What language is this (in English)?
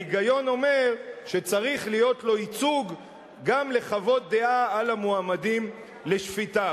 Hebrew